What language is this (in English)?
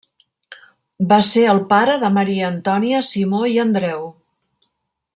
Catalan